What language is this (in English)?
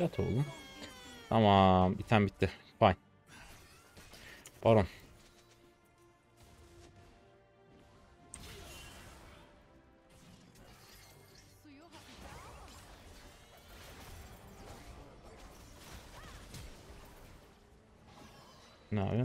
Turkish